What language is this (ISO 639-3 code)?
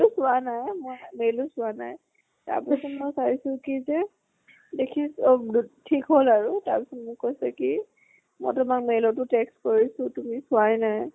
asm